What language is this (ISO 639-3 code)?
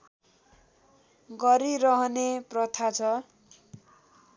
nep